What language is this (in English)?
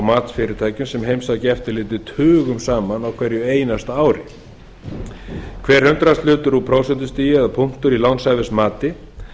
Icelandic